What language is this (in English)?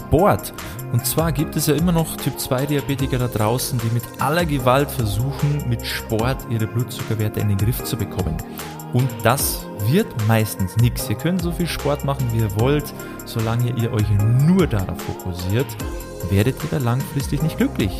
German